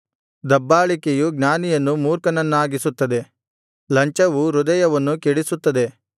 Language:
Kannada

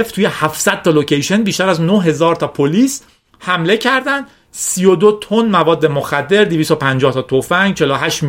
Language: Persian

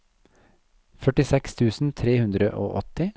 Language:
Norwegian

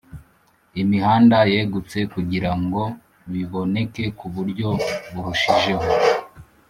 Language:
Kinyarwanda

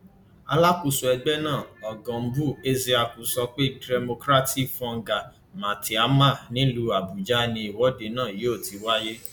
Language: Yoruba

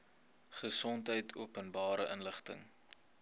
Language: Afrikaans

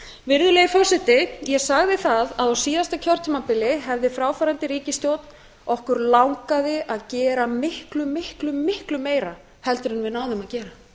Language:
Icelandic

